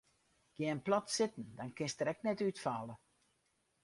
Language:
Western Frisian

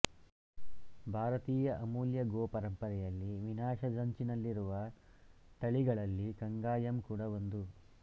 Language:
Kannada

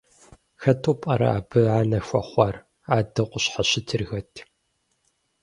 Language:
Kabardian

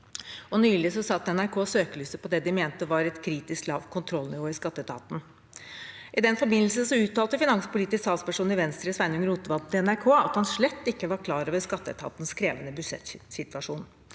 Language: Norwegian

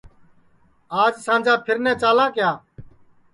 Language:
Sansi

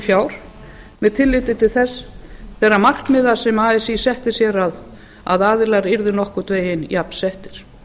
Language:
Icelandic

